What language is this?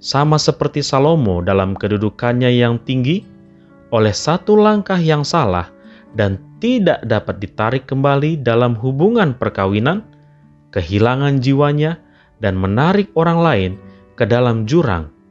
Indonesian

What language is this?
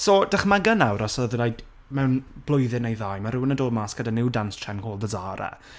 Welsh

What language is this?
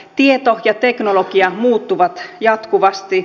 Finnish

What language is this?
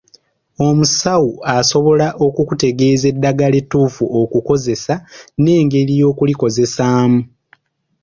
Ganda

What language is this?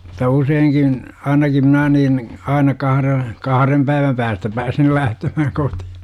Finnish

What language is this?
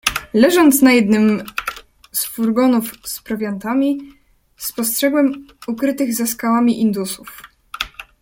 Polish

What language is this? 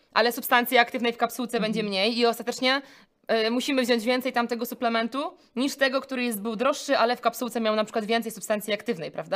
Polish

